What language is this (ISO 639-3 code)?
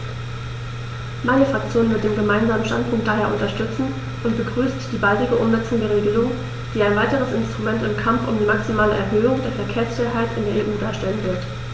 deu